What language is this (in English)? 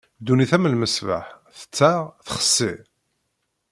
Kabyle